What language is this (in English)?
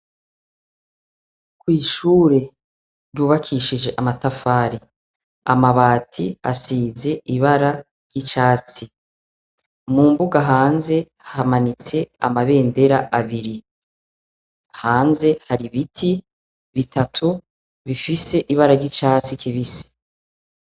Rundi